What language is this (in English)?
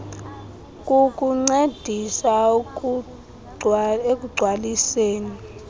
Xhosa